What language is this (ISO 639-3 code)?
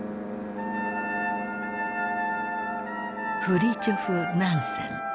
jpn